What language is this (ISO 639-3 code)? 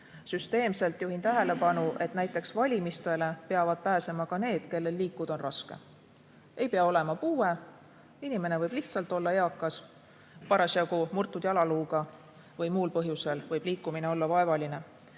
est